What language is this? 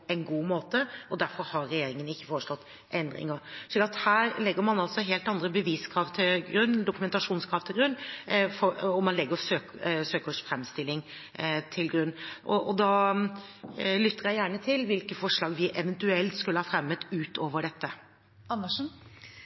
Norwegian Bokmål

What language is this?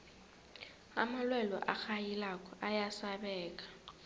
South Ndebele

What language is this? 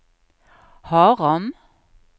Norwegian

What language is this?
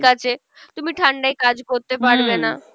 Bangla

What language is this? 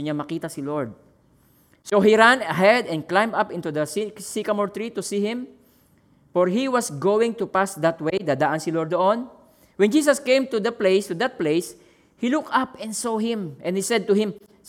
Filipino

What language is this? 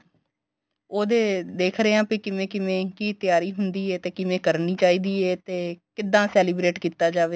Punjabi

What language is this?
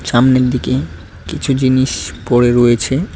Bangla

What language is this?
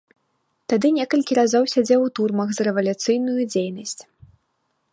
Belarusian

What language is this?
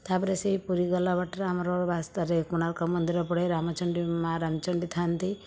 Odia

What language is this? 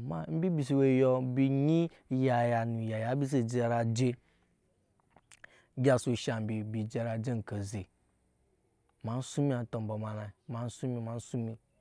Nyankpa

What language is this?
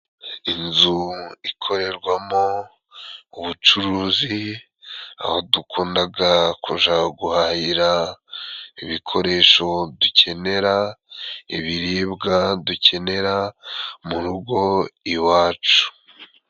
Kinyarwanda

